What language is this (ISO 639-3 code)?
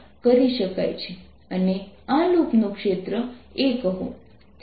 guj